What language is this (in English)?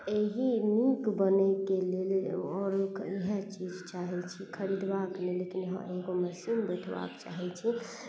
Maithili